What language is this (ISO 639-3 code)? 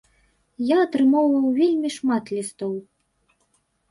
bel